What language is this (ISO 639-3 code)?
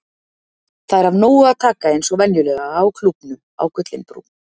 isl